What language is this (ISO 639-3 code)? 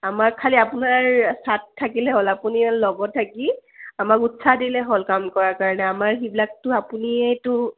asm